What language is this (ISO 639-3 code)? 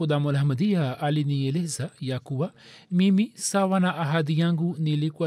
swa